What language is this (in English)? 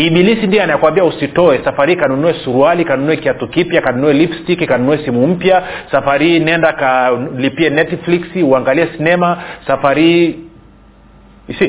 Swahili